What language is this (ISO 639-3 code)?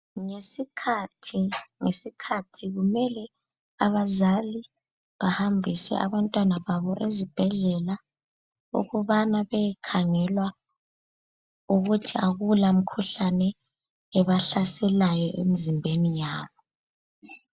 nde